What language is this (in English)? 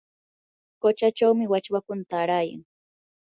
Yanahuanca Pasco Quechua